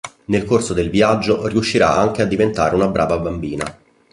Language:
Italian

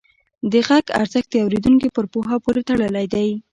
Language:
Pashto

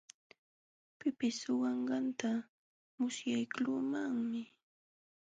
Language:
Jauja Wanca Quechua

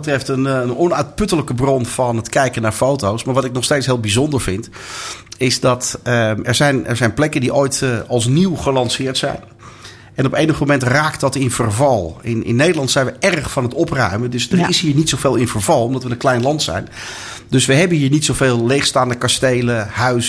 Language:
Dutch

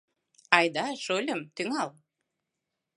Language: Mari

